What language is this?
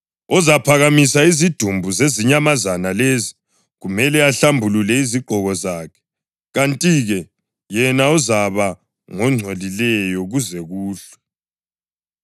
North Ndebele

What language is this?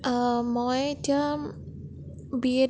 Assamese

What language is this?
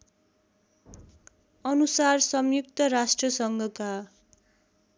Nepali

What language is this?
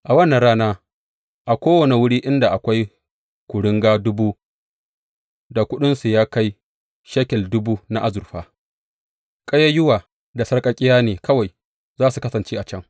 Hausa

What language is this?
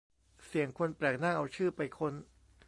Thai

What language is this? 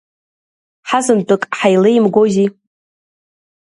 Abkhazian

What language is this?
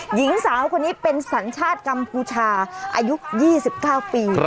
Thai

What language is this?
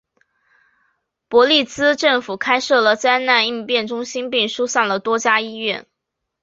Chinese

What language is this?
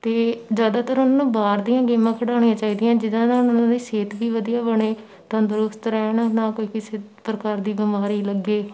Punjabi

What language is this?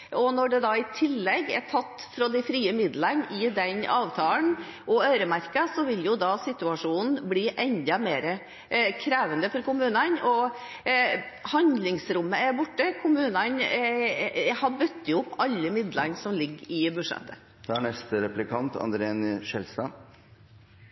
Norwegian Bokmål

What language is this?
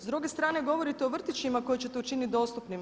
Croatian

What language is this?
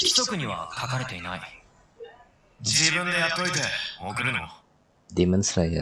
Indonesian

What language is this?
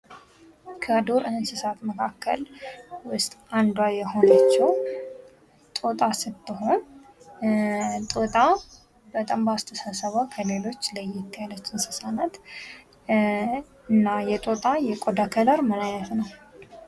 Amharic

